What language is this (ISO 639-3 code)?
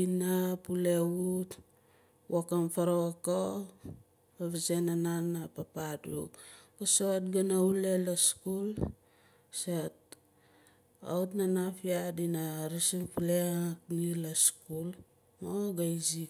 nal